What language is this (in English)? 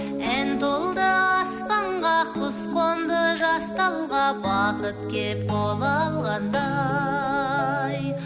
Kazakh